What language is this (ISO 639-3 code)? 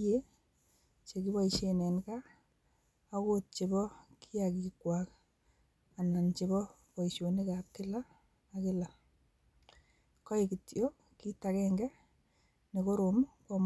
kln